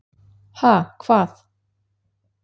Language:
Icelandic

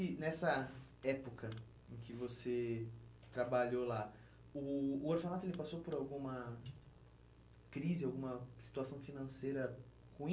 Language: Portuguese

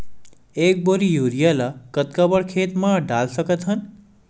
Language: Chhattisgarhi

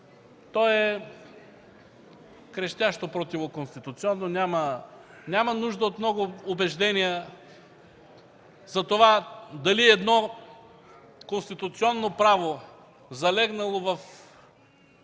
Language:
Bulgarian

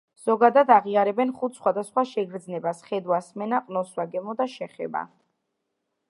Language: Georgian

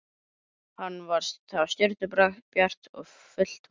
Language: Icelandic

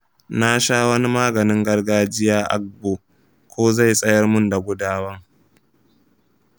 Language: Hausa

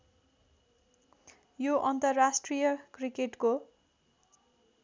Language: Nepali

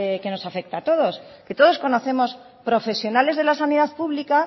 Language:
Spanish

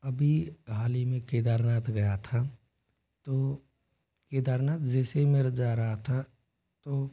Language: Hindi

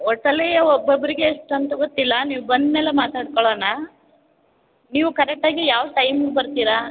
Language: Kannada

